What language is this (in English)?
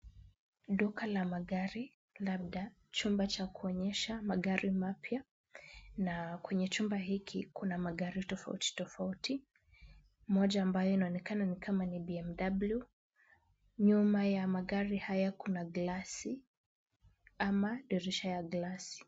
Swahili